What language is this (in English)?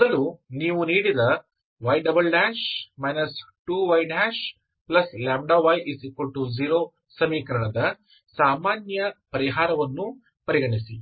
Kannada